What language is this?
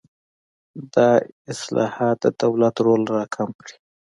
Pashto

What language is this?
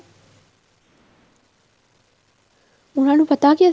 Punjabi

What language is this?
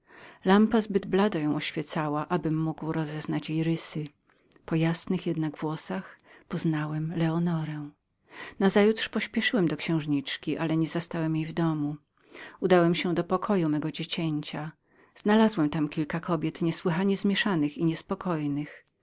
Polish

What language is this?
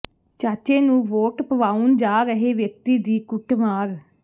Punjabi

